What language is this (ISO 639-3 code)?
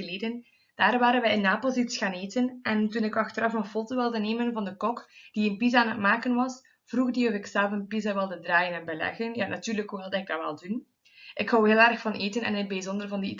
nld